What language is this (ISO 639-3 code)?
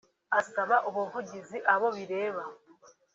kin